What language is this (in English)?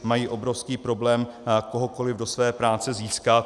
Czech